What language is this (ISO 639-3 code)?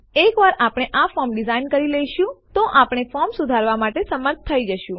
guj